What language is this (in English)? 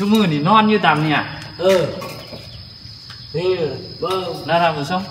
Thai